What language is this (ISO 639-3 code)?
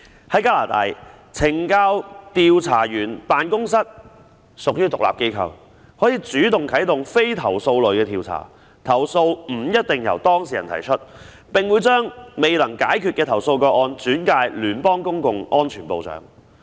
yue